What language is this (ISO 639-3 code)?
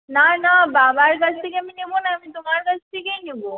ben